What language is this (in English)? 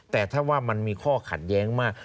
Thai